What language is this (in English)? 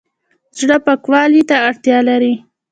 Pashto